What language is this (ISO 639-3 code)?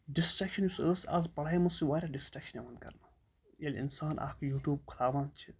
kas